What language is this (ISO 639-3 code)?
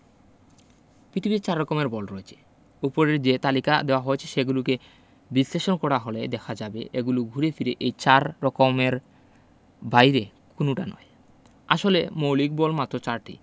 ben